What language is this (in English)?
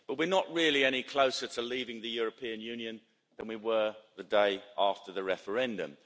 English